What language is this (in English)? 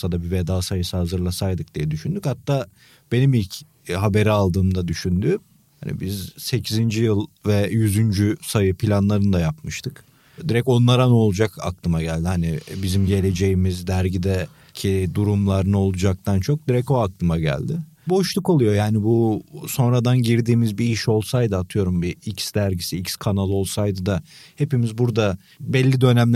Turkish